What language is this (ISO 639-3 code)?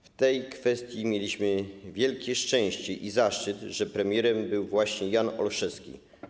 pol